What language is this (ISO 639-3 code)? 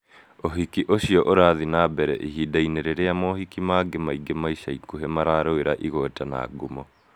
kik